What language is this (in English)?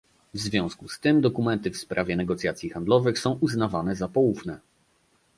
Polish